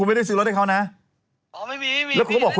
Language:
Thai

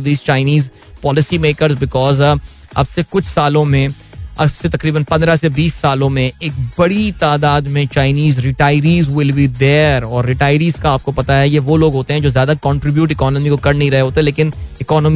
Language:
Hindi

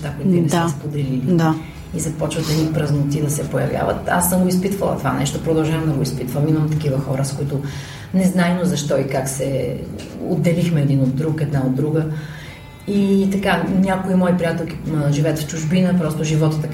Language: Bulgarian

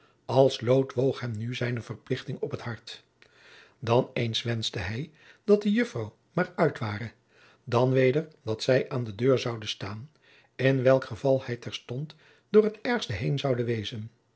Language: Dutch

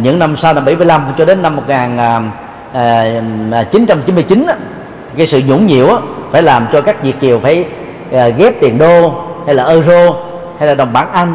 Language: Vietnamese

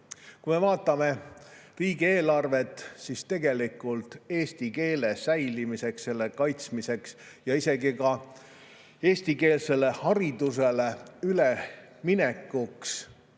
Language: Estonian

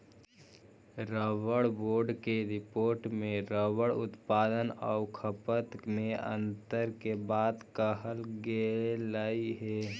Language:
Magahi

